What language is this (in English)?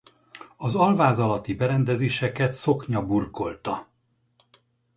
Hungarian